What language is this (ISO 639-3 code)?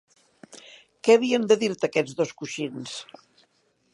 cat